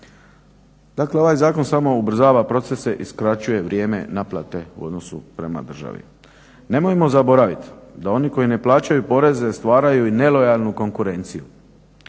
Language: Croatian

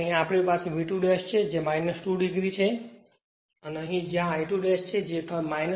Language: Gujarati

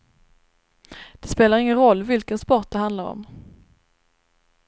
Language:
Swedish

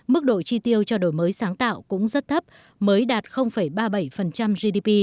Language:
Vietnamese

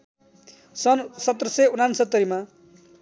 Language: Nepali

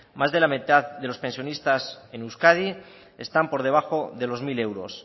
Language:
Spanish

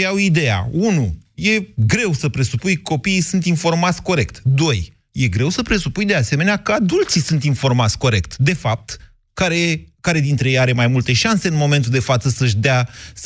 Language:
Romanian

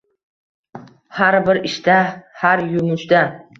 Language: Uzbek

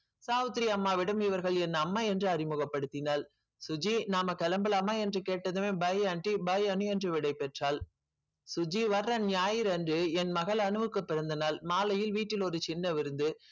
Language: Tamil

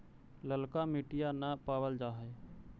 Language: Magahi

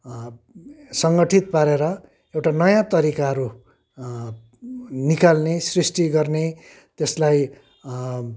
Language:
Nepali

